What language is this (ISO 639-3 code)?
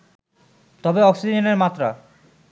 ben